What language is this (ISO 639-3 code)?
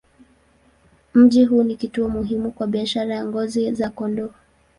swa